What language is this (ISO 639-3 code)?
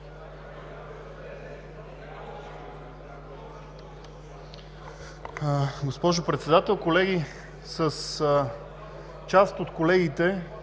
bul